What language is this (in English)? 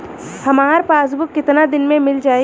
Bhojpuri